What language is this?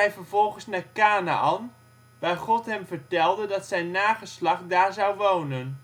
Dutch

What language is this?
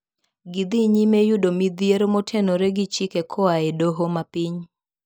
Luo (Kenya and Tanzania)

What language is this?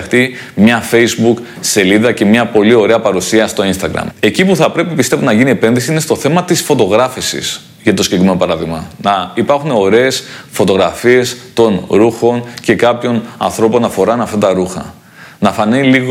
Greek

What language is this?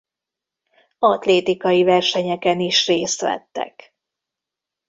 Hungarian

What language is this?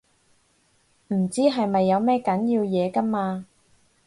Cantonese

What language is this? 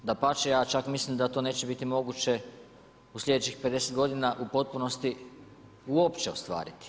Croatian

